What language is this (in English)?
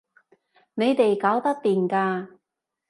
Cantonese